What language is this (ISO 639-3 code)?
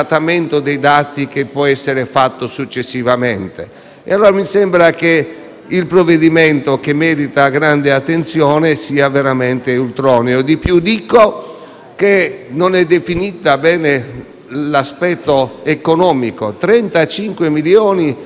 ita